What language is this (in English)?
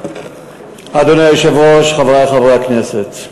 Hebrew